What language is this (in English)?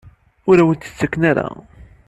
Kabyle